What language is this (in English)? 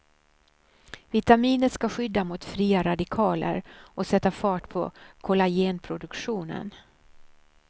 Swedish